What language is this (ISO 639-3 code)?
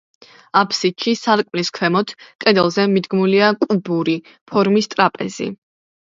kat